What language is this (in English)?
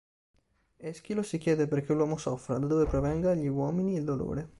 Italian